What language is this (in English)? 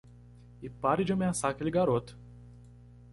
Portuguese